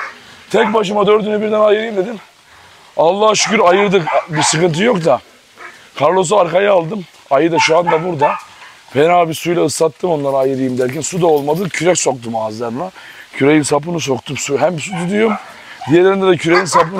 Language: Turkish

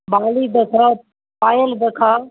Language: Maithili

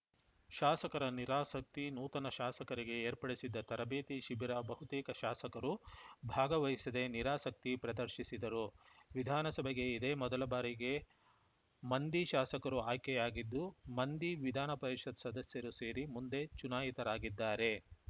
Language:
Kannada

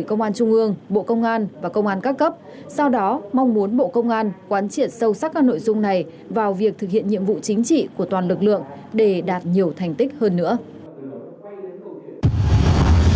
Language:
Vietnamese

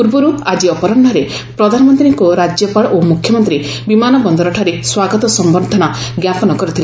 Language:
Odia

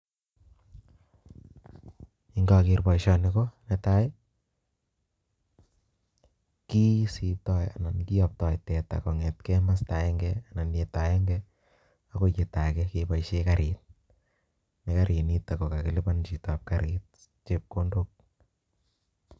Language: Kalenjin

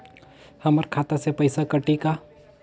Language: Chhattisgarhi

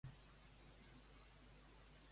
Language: Catalan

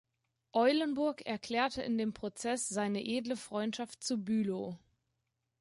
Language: German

